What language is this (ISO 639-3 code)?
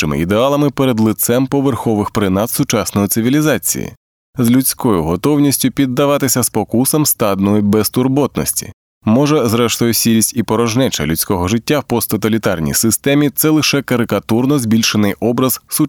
ukr